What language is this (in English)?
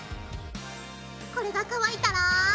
Japanese